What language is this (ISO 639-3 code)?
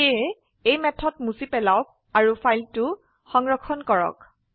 asm